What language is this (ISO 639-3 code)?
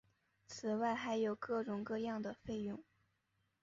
zho